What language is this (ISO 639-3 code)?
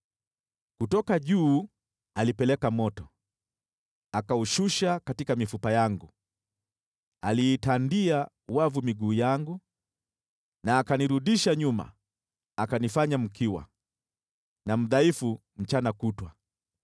swa